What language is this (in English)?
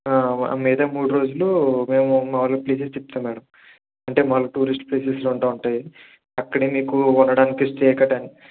Telugu